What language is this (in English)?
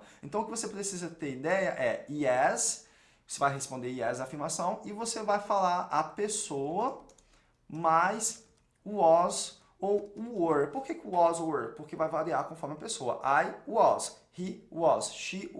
Portuguese